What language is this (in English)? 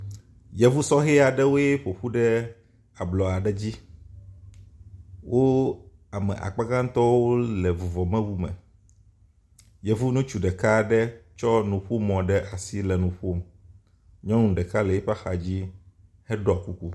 Ewe